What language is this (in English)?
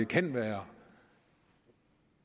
Danish